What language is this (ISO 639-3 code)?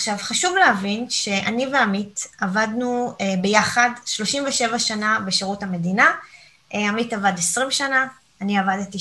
heb